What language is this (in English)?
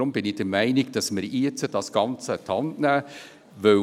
Swiss German